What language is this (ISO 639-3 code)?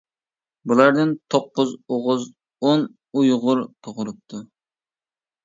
uig